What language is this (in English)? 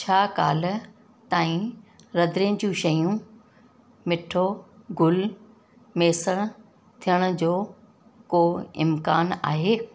Sindhi